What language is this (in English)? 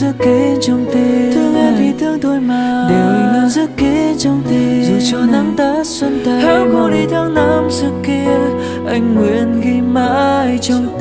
Vietnamese